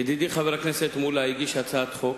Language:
Hebrew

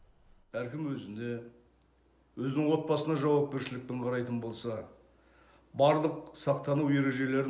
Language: Kazakh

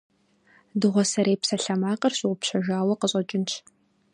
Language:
Kabardian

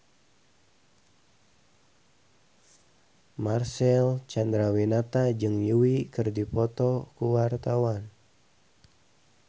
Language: Sundanese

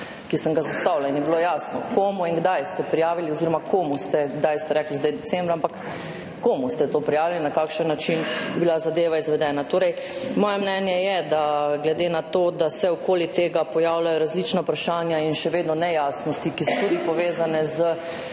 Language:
Slovenian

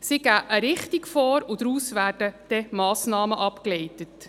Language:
Swiss German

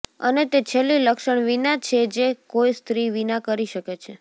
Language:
Gujarati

